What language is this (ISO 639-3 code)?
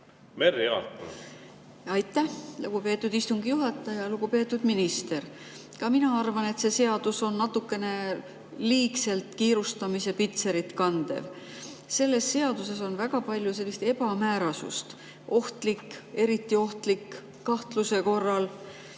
est